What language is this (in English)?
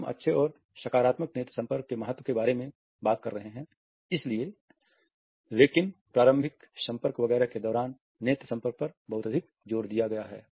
Hindi